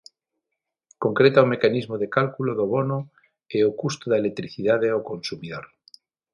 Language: Galician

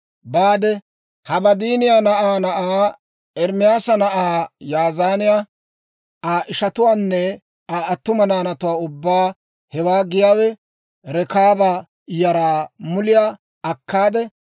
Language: Dawro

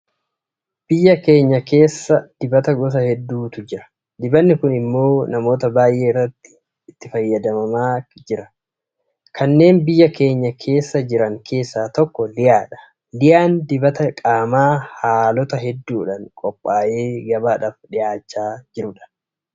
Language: Oromo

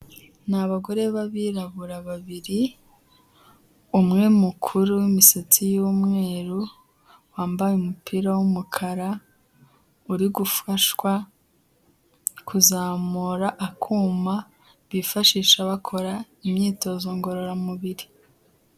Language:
Kinyarwanda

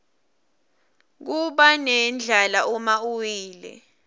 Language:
Swati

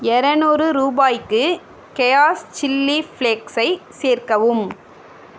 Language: Tamil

